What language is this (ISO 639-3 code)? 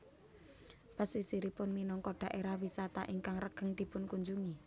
jav